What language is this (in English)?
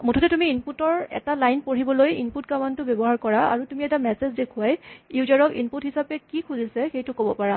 Assamese